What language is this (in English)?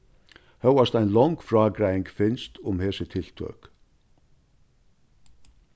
Faroese